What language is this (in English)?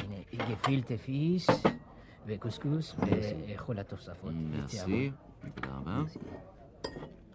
Hebrew